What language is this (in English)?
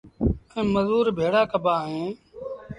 Sindhi Bhil